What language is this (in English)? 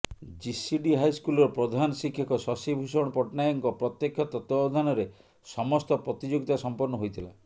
Odia